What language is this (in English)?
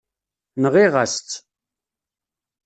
Kabyle